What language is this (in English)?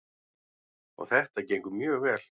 Icelandic